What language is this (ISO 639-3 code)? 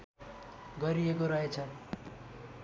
nep